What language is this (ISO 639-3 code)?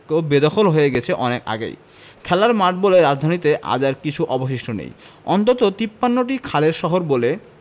ben